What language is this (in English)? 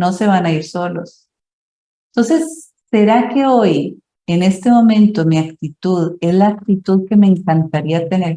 Spanish